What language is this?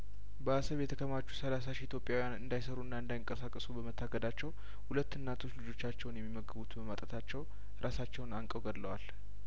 Amharic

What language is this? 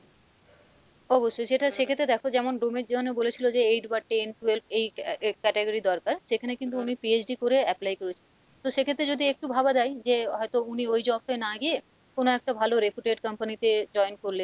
Bangla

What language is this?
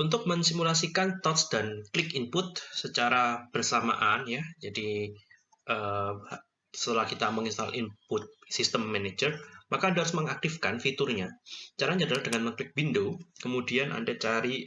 Indonesian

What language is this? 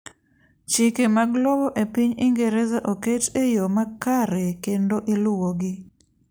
Luo (Kenya and Tanzania)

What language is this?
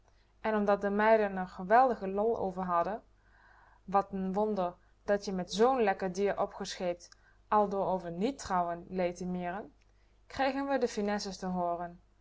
Dutch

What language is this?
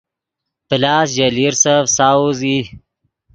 Yidgha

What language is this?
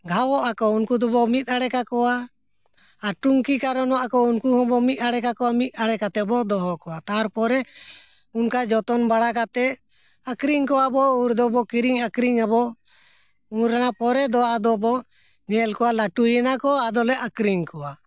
Santali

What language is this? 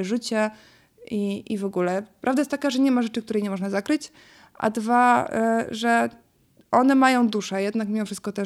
Polish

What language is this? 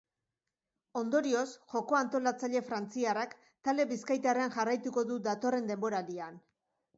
Basque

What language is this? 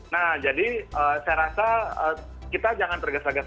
Indonesian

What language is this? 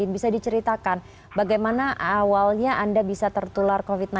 Indonesian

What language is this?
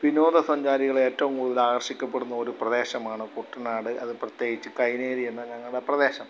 Malayalam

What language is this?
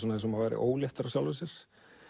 Icelandic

